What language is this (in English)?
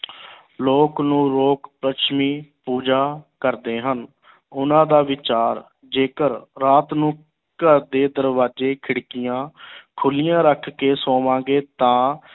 Punjabi